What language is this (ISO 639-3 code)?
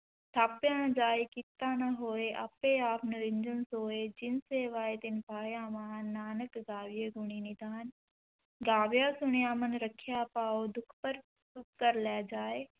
pan